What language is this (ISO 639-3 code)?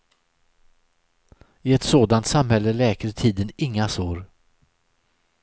swe